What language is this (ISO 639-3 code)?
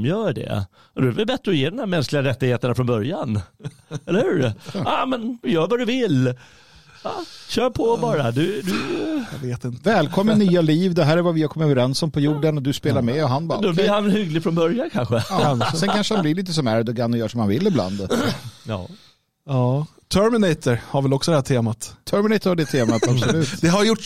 swe